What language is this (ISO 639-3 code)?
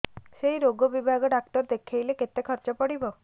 ori